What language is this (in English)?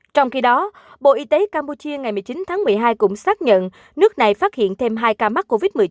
Vietnamese